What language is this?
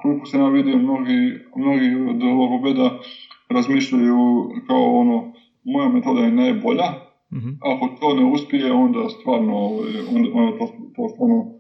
Croatian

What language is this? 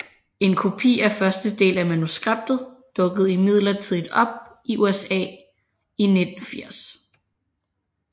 Danish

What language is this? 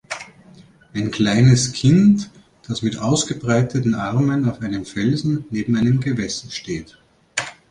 German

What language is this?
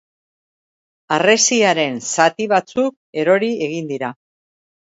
Basque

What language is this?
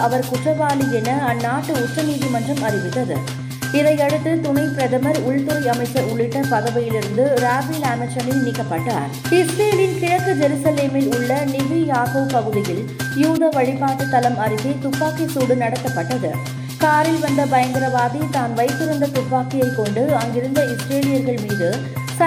Tamil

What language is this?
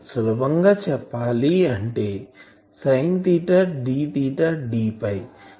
Telugu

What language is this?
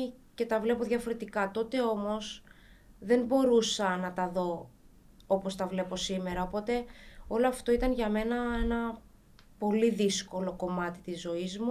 Greek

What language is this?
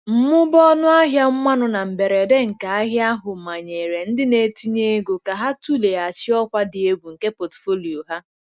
Igbo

